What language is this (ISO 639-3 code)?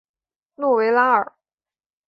zho